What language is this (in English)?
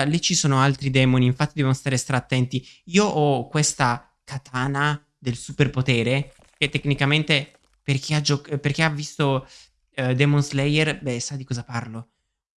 Italian